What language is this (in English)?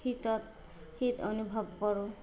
Assamese